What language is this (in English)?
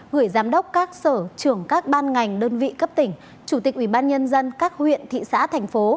Vietnamese